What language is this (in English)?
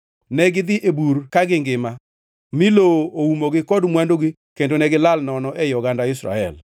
Luo (Kenya and Tanzania)